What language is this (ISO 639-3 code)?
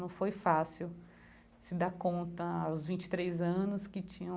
por